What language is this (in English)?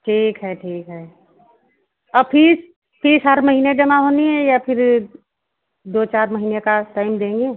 Hindi